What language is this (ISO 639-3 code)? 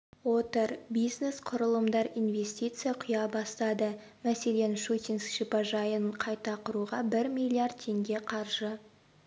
kaz